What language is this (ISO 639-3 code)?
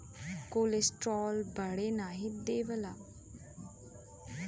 bho